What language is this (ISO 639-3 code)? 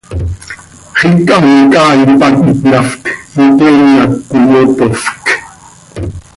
sei